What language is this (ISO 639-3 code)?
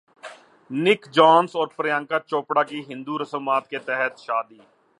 urd